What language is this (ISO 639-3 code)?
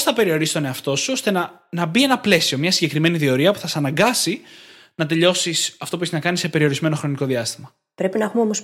ell